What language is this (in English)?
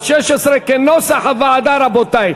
Hebrew